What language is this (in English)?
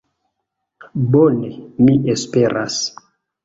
Esperanto